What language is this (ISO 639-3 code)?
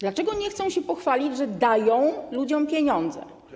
pol